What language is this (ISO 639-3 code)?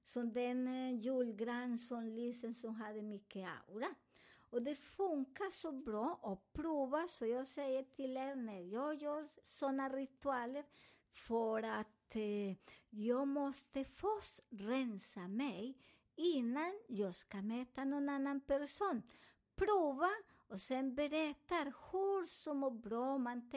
swe